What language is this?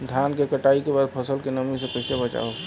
Bhojpuri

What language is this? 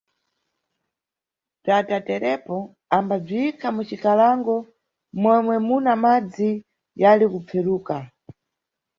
Nyungwe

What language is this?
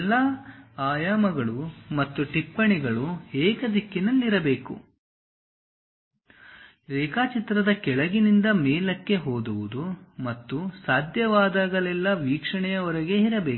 Kannada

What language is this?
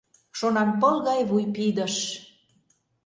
Mari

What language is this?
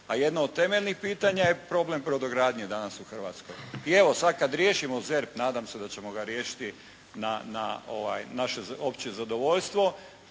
Croatian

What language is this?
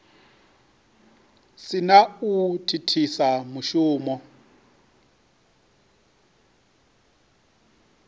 Venda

